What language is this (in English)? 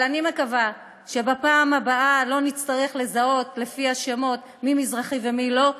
Hebrew